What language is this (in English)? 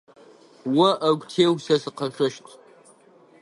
Adyghe